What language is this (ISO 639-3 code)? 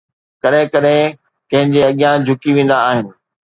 snd